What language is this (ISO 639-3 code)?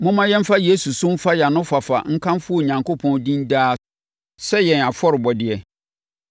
aka